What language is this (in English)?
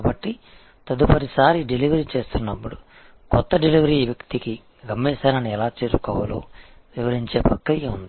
Telugu